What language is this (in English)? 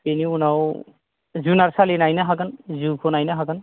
Bodo